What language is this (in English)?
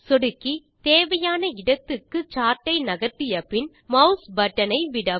Tamil